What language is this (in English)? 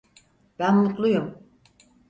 Turkish